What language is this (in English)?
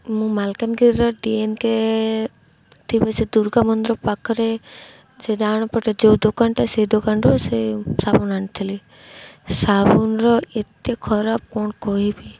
Odia